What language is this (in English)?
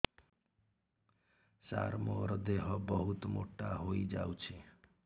Odia